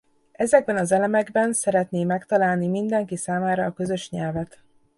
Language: Hungarian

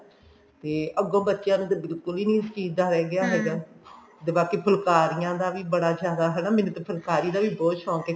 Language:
Punjabi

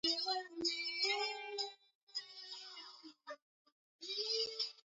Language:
Swahili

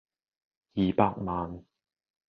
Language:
Cantonese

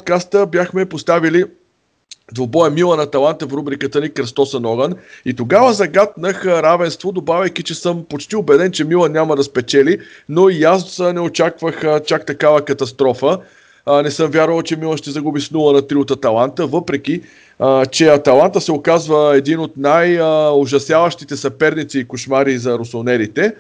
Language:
Bulgarian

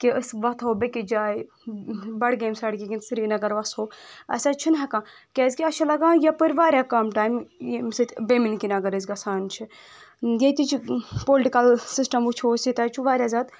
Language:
Kashmiri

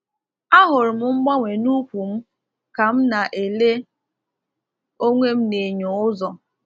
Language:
Igbo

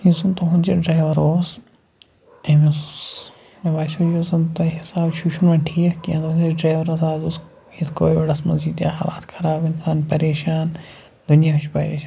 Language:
Kashmiri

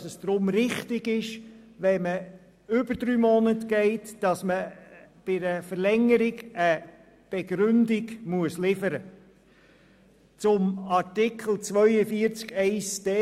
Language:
Swiss German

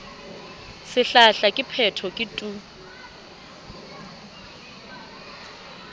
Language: Southern Sotho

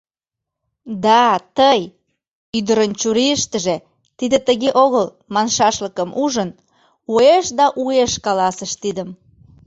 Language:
Mari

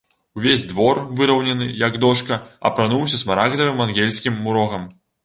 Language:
Belarusian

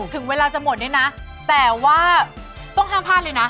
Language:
Thai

